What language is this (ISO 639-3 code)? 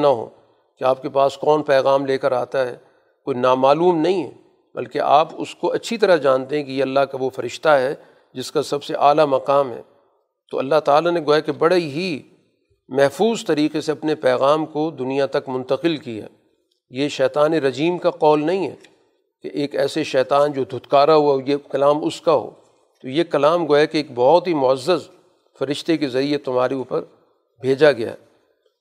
urd